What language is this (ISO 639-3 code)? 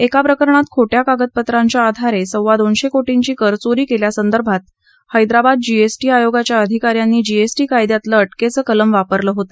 mar